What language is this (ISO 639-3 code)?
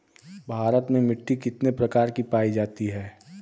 bho